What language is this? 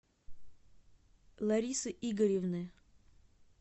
Russian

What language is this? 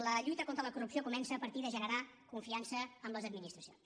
Catalan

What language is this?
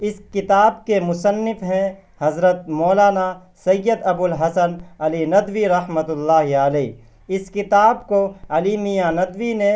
Urdu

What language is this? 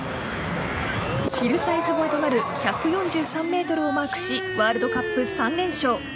Japanese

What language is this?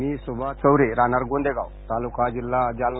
Marathi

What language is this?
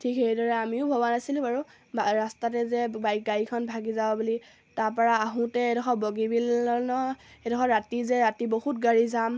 Assamese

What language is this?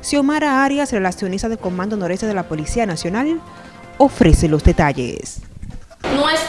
Spanish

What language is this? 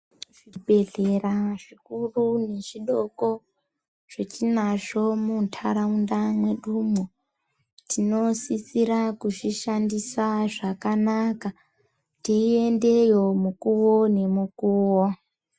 Ndau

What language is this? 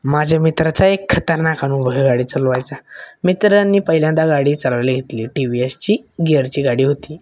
Marathi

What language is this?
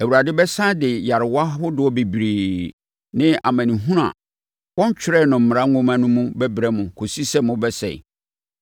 Akan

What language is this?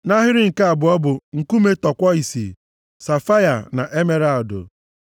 Igbo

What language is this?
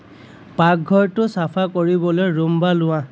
Assamese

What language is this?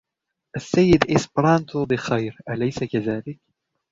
Arabic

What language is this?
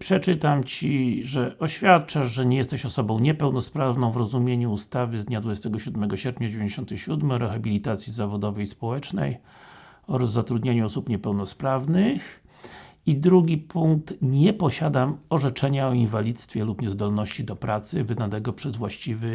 Polish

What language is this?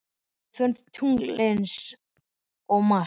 Icelandic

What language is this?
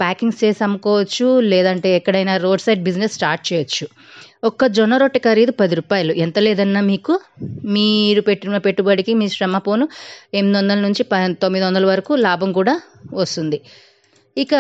Telugu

